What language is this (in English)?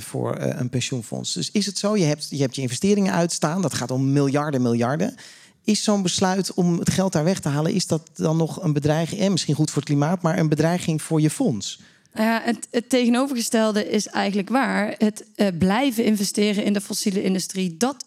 Dutch